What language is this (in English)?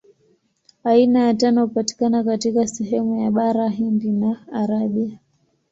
Swahili